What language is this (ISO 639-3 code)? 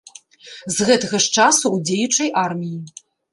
bel